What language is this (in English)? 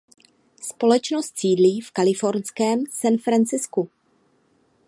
Czech